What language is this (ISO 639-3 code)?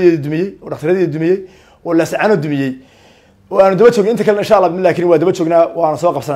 ara